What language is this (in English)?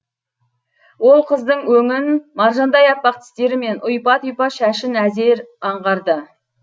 Kazakh